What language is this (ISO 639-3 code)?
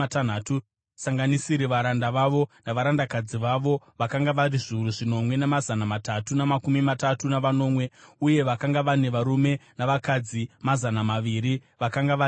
sna